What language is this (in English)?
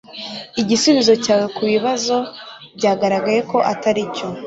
Kinyarwanda